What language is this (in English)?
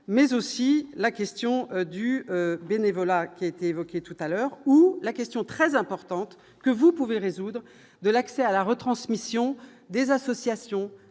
French